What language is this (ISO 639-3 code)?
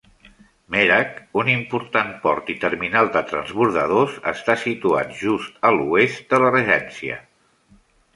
cat